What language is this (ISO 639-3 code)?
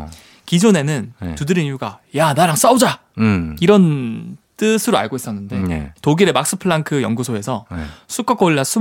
kor